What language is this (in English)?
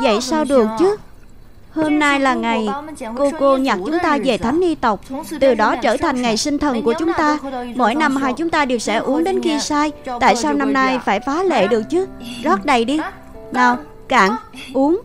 Vietnamese